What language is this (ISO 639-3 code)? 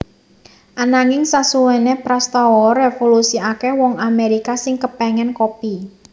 jav